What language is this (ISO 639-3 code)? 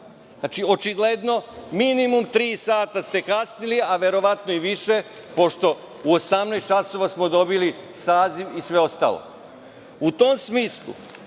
srp